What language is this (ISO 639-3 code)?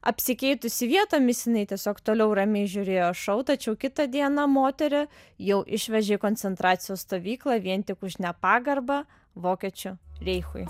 lit